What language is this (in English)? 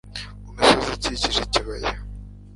Kinyarwanda